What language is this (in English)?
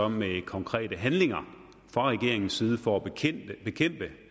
Danish